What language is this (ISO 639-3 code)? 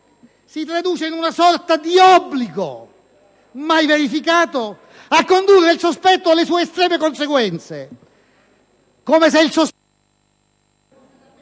ita